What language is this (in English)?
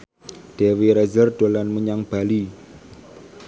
Javanese